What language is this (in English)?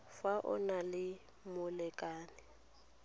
Tswana